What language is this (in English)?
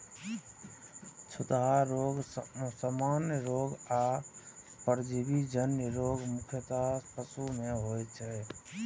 Maithili